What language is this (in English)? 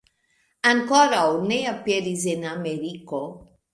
Esperanto